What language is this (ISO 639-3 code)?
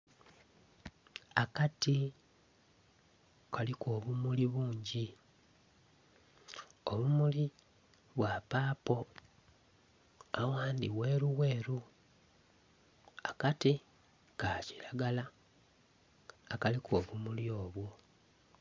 xog